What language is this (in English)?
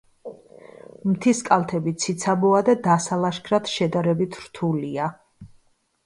Georgian